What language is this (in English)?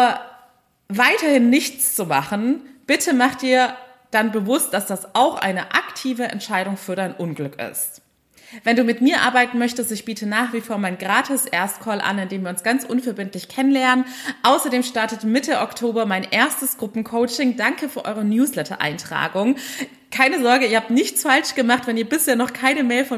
German